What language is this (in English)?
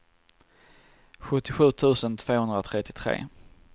Swedish